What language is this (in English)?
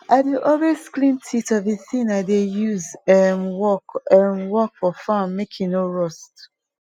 Nigerian Pidgin